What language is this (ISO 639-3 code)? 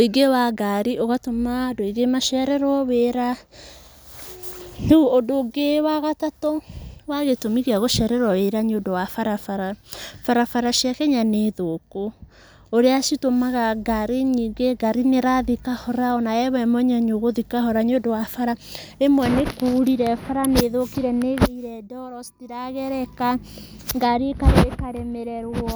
kik